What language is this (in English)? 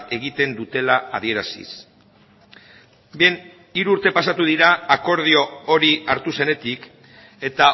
Basque